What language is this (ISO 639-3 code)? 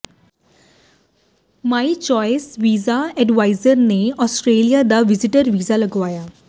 pan